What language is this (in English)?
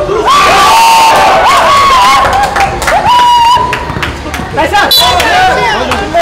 Korean